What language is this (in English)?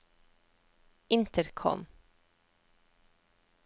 Norwegian